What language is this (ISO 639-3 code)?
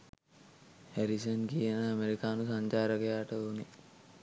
sin